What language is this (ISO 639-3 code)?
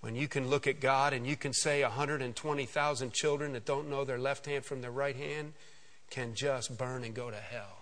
eng